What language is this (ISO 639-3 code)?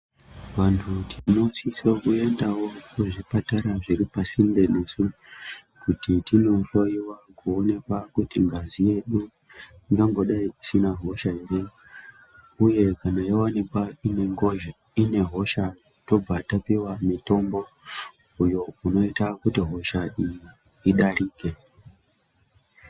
ndc